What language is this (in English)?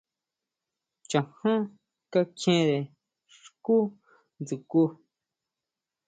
Huautla Mazatec